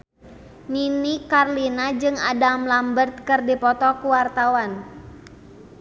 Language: Sundanese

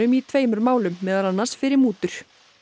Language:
Icelandic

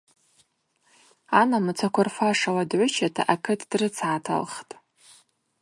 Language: Abaza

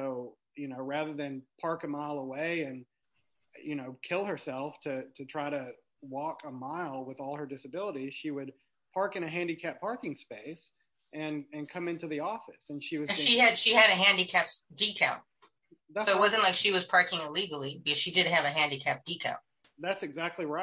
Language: English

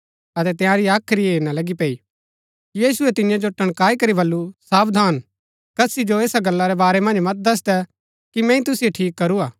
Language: Gaddi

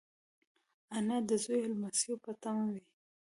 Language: Pashto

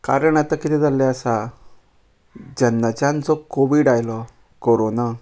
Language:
Konkani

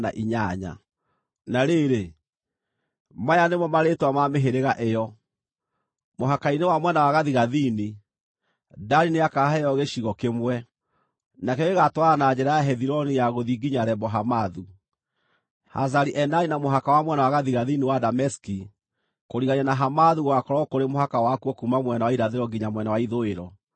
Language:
Kikuyu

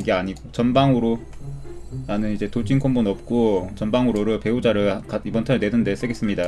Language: Korean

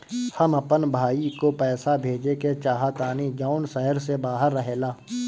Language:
Bhojpuri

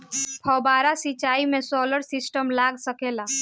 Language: Bhojpuri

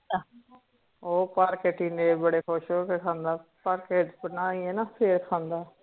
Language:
Punjabi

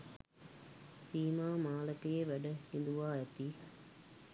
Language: Sinhala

